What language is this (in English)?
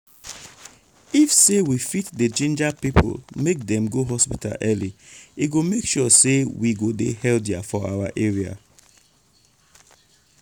Nigerian Pidgin